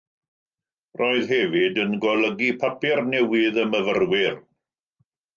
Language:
Welsh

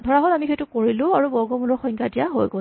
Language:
Assamese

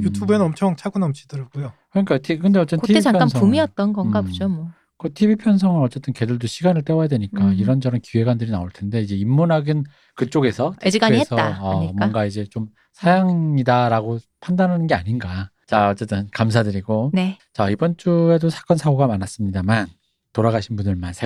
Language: Korean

